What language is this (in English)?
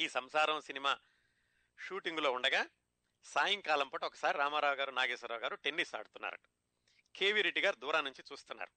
Telugu